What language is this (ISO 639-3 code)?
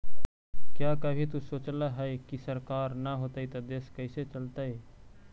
mag